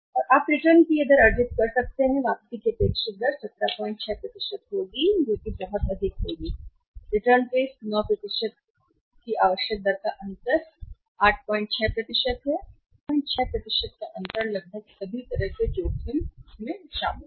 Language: Hindi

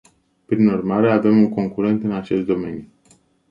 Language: Romanian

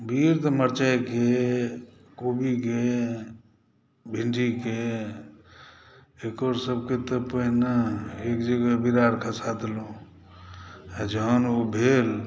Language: Maithili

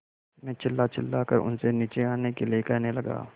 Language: Hindi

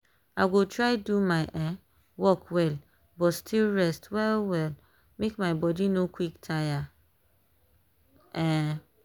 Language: Nigerian Pidgin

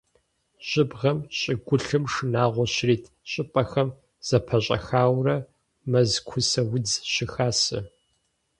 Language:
Kabardian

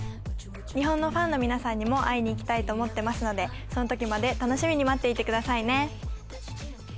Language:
Japanese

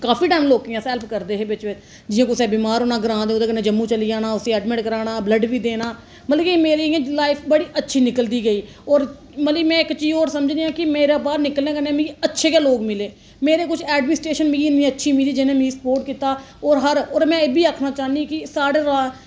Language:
Dogri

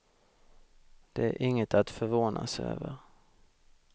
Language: Swedish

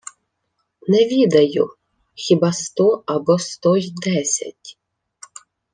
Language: Ukrainian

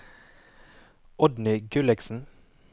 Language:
Norwegian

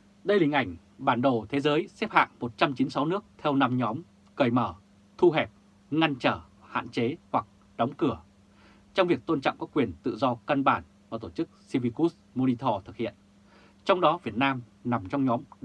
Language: Vietnamese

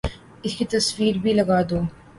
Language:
Urdu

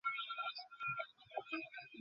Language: Bangla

